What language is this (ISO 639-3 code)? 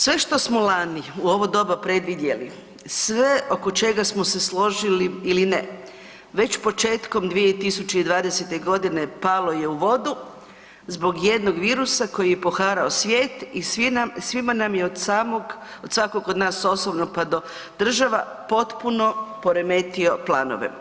hrv